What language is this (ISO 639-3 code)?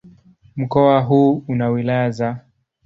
swa